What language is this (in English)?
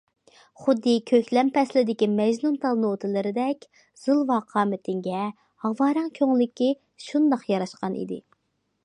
Uyghur